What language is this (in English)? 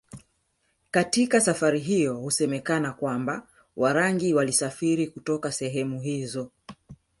Swahili